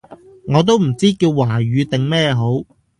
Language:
Cantonese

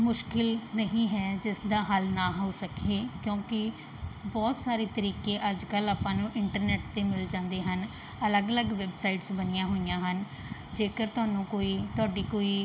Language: Punjabi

